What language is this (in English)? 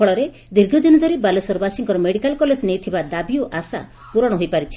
Odia